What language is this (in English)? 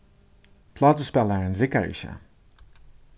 Faroese